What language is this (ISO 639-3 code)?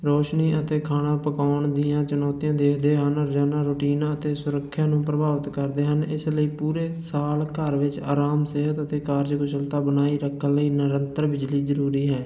pan